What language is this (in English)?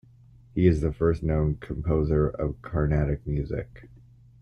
English